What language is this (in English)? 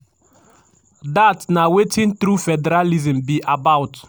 Nigerian Pidgin